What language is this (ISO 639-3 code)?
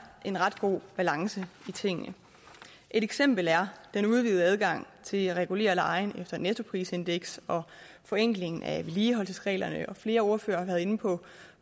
dan